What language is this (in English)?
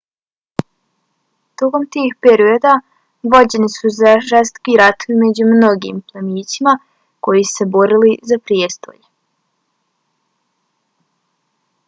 Bosnian